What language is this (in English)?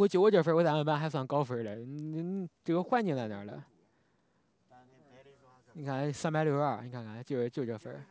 Chinese